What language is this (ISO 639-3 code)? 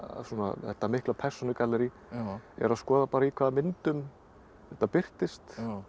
isl